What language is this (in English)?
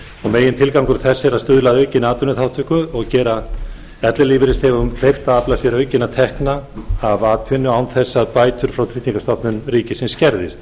Icelandic